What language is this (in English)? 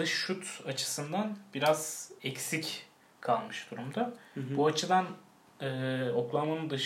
Turkish